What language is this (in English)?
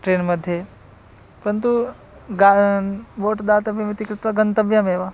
Sanskrit